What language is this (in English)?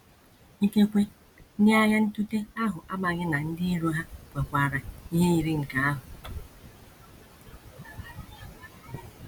Igbo